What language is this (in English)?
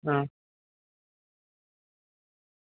Gujarati